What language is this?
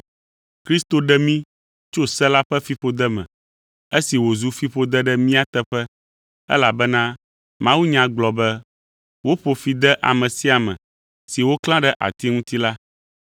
Ewe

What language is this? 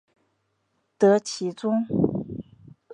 Chinese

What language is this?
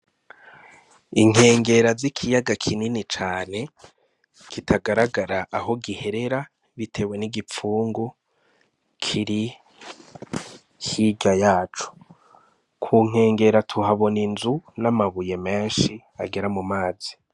Rundi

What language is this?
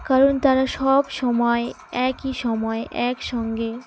Bangla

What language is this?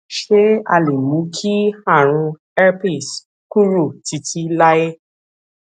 Yoruba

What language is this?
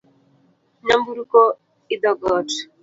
Luo (Kenya and Tanzania)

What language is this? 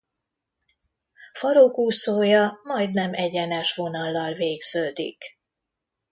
Hungarian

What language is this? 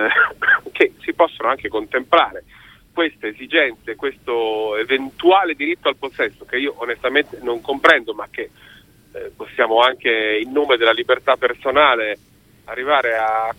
Italian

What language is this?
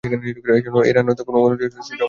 Bangla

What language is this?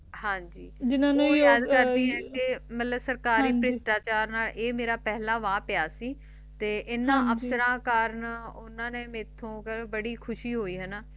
Punjabi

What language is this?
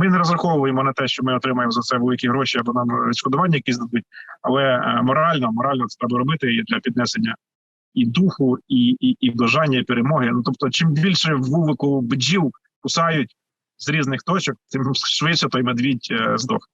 Ukrainian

